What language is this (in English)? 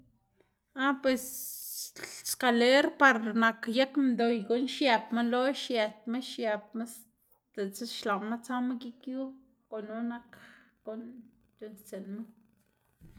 Xanaguía Zapotec